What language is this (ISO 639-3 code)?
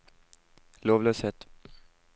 nor